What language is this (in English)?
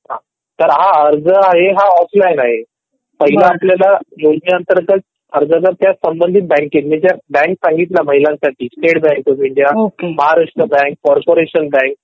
Marathi